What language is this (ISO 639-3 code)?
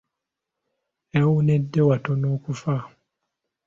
lug